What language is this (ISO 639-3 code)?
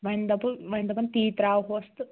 kas